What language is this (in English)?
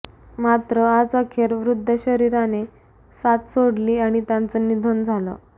Marathi